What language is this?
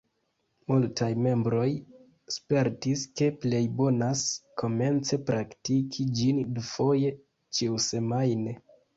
Esperanto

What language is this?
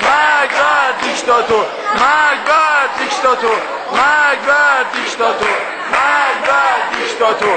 Arabic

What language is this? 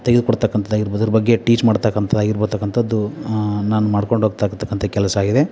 Kannada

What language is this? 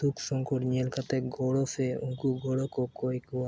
Santali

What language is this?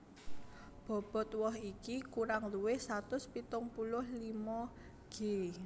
Javanese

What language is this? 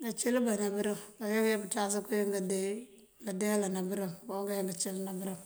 Mandjak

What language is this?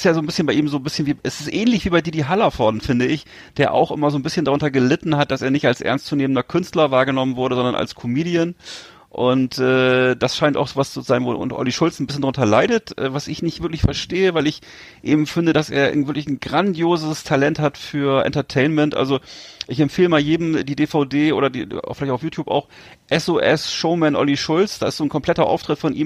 German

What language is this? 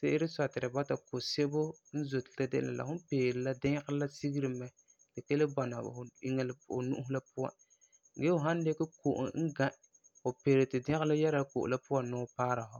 Frafra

